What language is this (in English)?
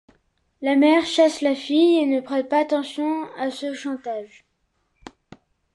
French